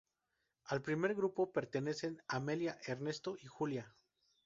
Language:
Spanish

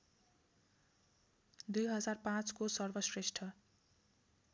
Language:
Nepali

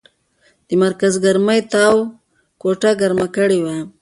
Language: Pashto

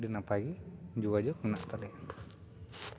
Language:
Santali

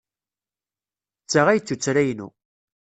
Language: Kabyle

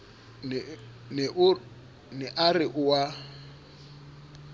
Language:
Southern Sotho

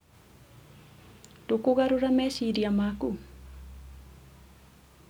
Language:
Kikuyu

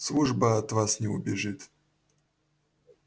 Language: Russian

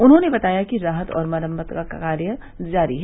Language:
Hindi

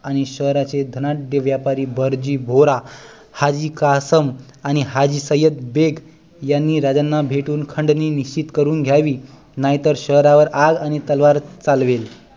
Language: Marathi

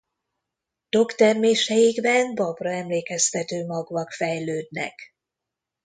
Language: Hungarian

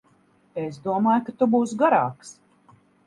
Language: Latvian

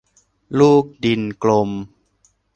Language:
Thai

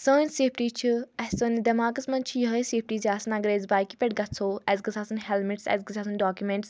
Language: Kashmiri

